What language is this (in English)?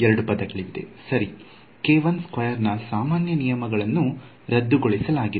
Kannada